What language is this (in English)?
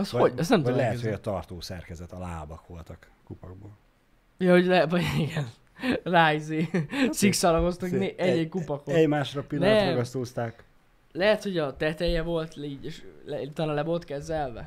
Hungarian